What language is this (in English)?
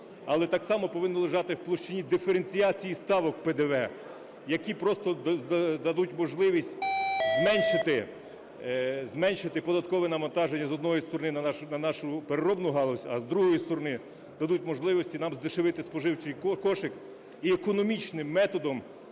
Ukrainian